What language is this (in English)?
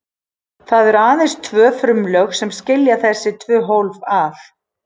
Icelandic